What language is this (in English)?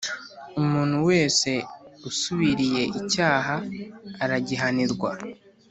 Kinyarwanda